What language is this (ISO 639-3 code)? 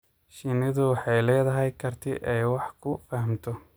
som